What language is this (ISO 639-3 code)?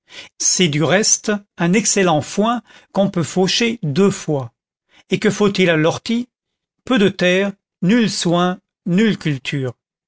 fra